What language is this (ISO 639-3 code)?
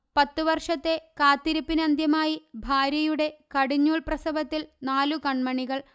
mal